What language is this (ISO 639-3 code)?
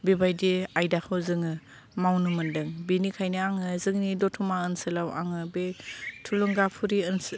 brx